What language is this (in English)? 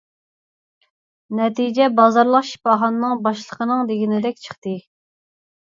Uyghur